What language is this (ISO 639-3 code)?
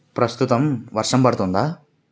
tel